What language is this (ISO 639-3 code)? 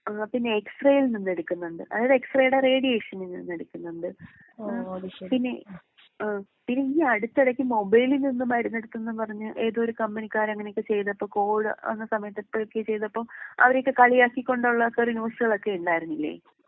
mal